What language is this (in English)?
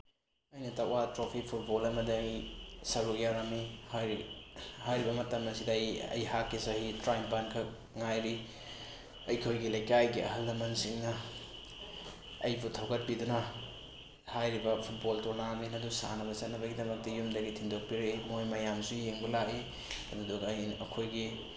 Manipuri